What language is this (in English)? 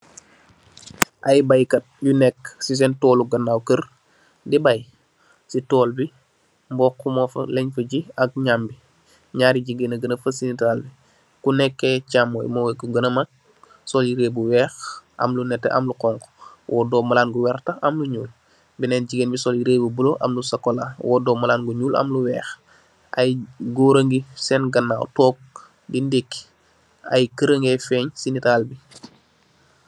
Wolof